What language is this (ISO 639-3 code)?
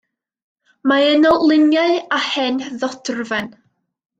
cym